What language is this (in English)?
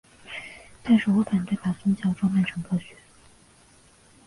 Chinese